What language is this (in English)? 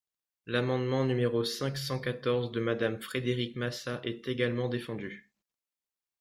French